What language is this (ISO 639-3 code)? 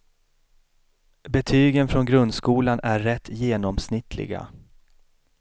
swe